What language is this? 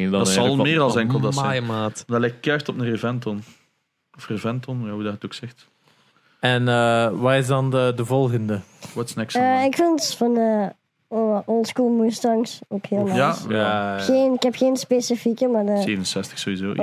Dutch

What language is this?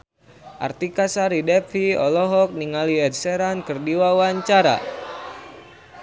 Sundanese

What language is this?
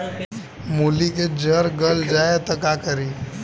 Bhojpuri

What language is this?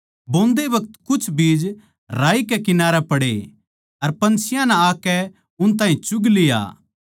Haryanvi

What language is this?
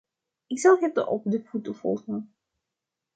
Dutch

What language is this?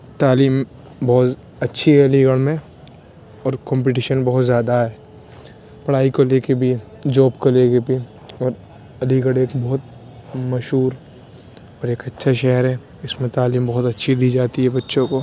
Urdu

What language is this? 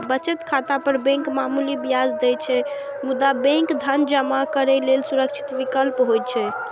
Maithili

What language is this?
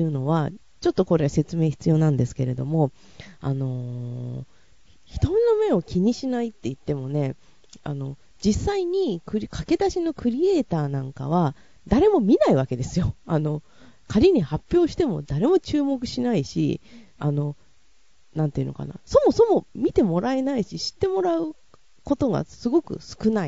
Japanese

